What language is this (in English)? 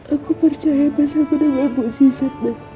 Indonesian